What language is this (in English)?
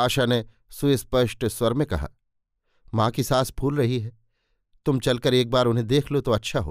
Hindi